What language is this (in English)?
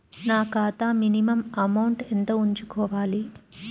Telugu